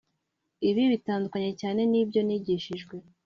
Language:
Kinyarwanda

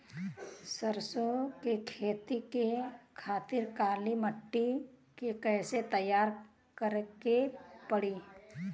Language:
Bhojpuri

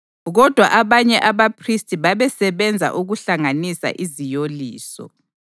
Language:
North Ndebele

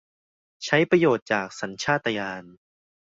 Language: Thai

